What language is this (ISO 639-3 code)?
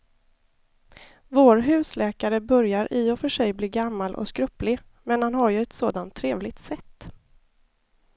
swe